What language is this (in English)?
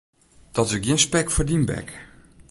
Western Frisian